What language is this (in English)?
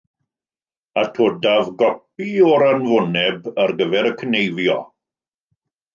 Welsh